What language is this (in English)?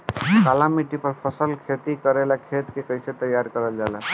Bhojpuri